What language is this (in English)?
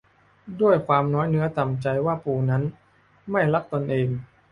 Thai